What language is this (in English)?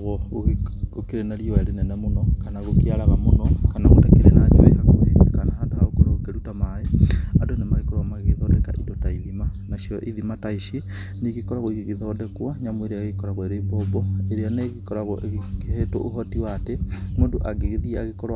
Kikuyu